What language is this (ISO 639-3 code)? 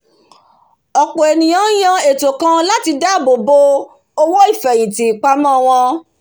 yor